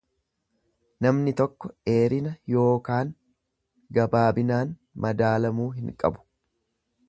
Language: Oromo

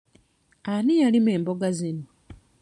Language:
Ganda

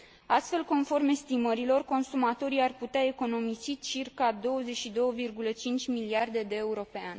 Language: Romanian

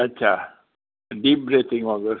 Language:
Sindhi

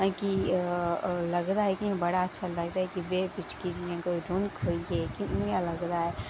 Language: Dogri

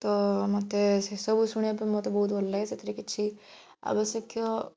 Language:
Odia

